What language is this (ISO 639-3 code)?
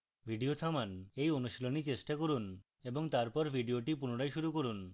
ben